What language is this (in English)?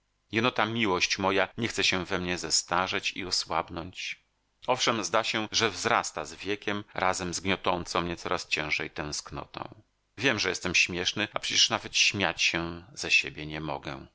Polish